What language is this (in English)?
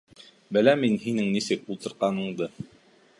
Bashkir